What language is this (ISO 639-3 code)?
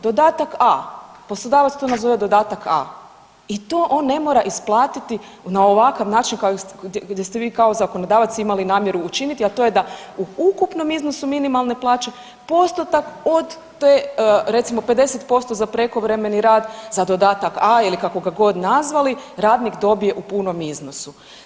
hrv